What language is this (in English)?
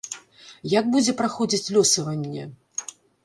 Belarusian